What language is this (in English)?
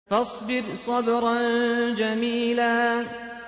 Arabic